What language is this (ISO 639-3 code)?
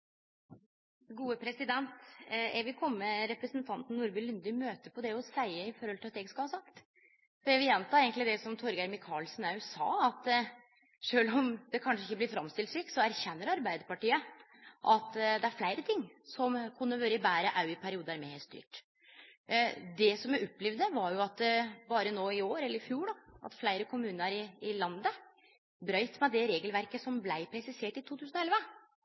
nno